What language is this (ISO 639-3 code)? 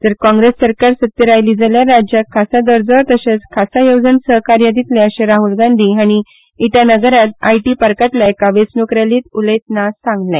kok